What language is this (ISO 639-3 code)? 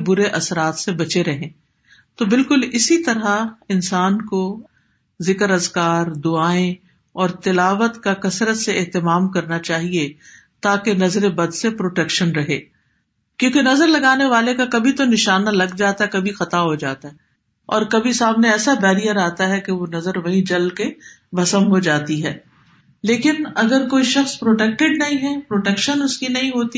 urd